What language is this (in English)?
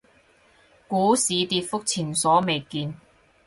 Cantonese